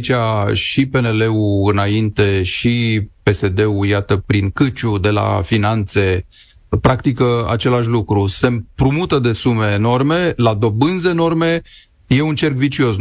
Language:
Romanian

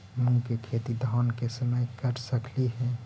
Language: Magahi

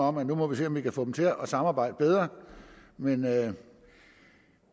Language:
Danish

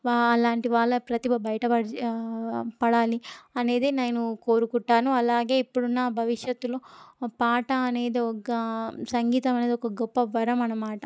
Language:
Telugu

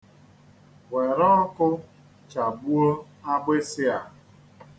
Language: Igbo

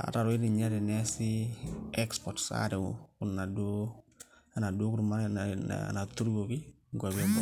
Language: Masai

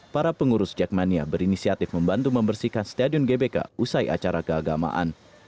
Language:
Indonesian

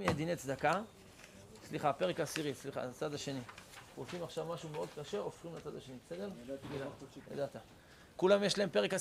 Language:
Hebrew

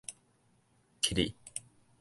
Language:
Min Nan Chinese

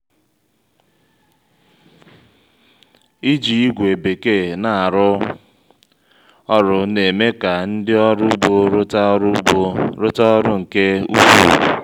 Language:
Igbo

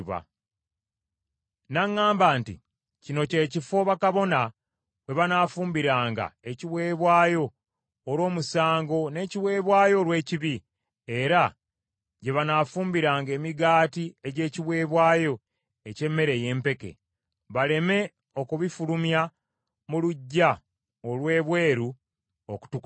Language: Ganda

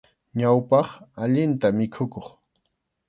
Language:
Arequipa-La Unión Quechua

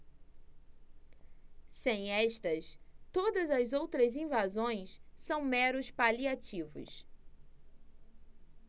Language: Portuguese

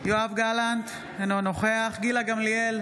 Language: Hebrew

